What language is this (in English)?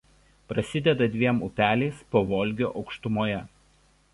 Lithuanian